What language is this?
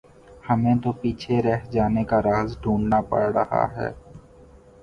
Urdu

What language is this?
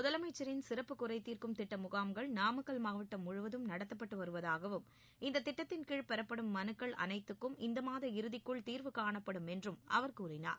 Tamil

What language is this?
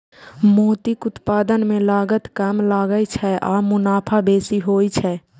Maithili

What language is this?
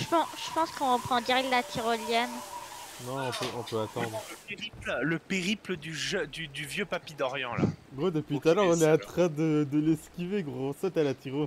French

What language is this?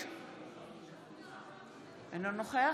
Hebrew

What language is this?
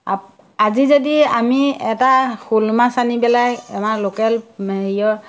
Assamese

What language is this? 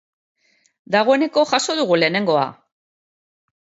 Basque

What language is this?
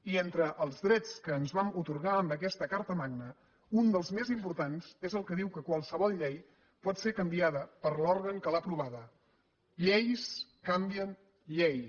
Catalan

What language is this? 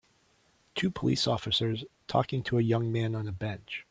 English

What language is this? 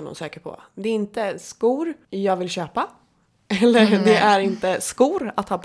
Swedish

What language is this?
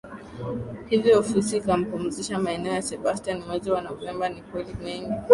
Swahili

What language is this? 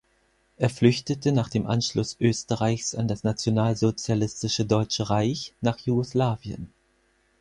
German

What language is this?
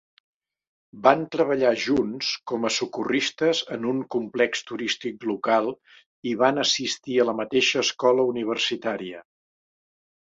Catalan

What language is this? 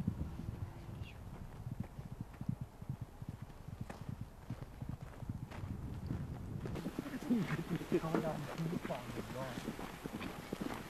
Korean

